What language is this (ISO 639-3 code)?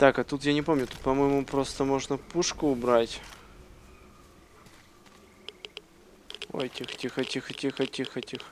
rus